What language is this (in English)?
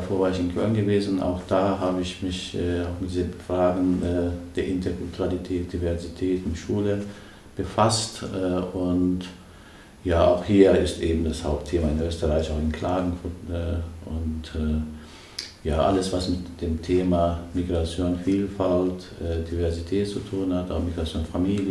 German